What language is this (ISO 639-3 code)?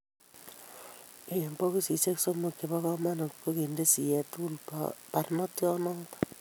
kln